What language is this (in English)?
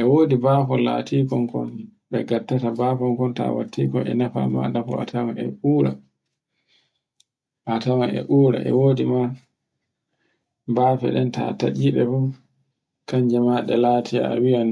Borgu Fulfulde